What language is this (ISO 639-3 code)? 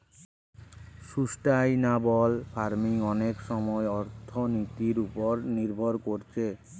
ben